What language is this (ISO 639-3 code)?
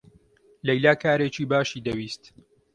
ckb